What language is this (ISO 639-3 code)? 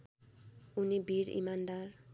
nep